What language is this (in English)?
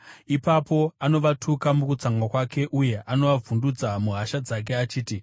Shona